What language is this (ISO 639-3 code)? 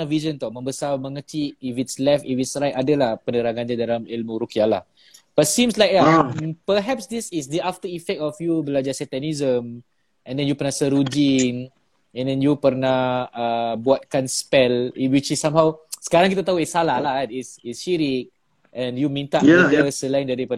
msa